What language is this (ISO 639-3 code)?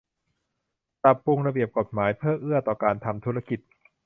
tha